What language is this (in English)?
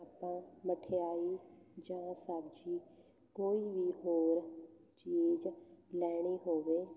Punjabi